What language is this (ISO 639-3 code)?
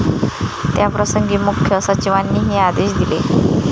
mar